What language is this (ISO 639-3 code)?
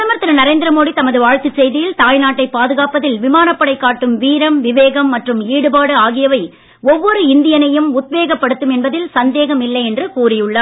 tam